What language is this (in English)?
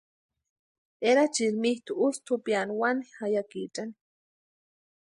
Western Highland Purepecha